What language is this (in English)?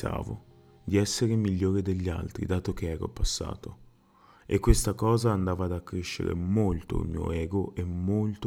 Italian